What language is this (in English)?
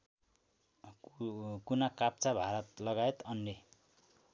Nepali